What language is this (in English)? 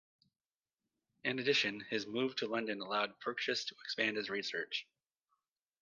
English